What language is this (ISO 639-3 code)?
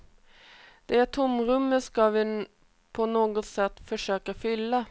swe